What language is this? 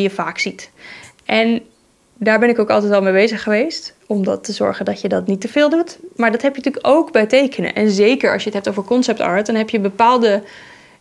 Dutch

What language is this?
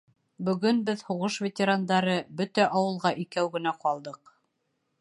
Bashkir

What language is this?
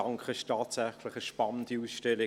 Swiss German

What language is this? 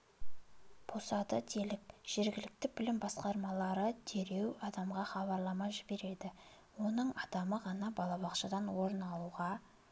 Kazakh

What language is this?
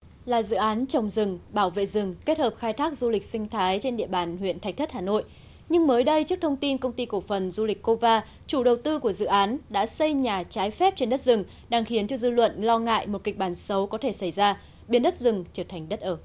Vietnamese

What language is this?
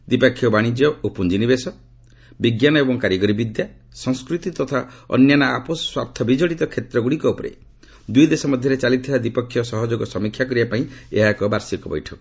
Odia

